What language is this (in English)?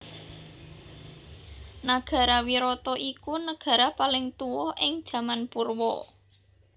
Javanese